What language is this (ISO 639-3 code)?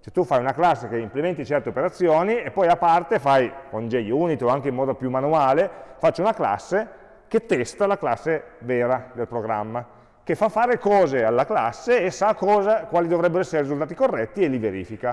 ita